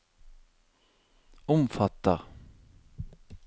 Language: Norwegian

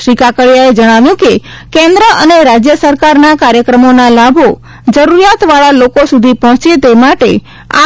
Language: Gujarati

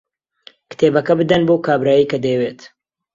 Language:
Central Kurdish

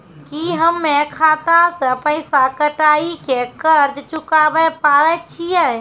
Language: Maithili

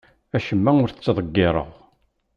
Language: Kabyle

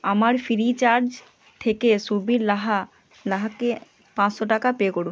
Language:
Bangla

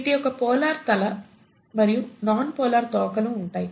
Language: Telugu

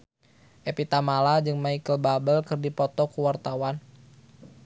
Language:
Sundanese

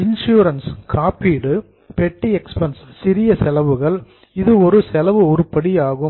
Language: Tamil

